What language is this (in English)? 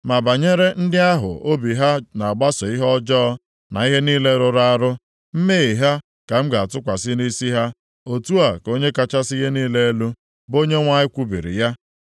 Igbo